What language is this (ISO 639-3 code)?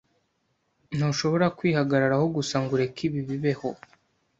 kin